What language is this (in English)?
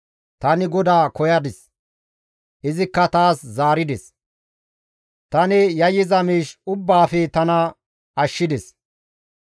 Gamo